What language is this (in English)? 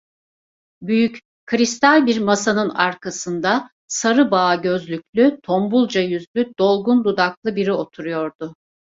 Turkish